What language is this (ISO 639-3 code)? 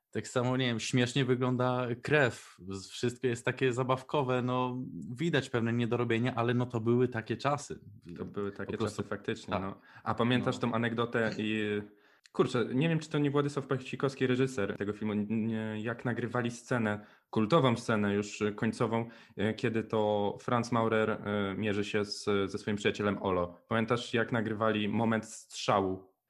pol